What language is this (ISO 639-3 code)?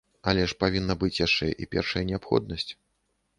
bel